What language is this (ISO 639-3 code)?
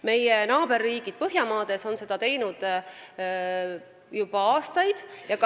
est